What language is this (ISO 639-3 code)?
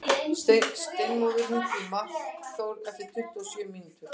isl